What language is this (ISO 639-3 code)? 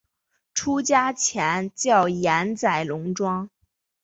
zho